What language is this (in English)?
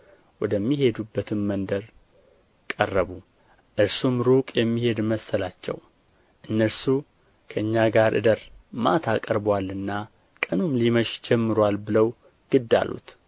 Amharic